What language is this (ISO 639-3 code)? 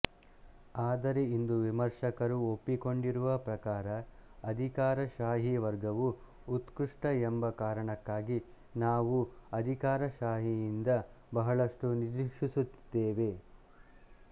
kan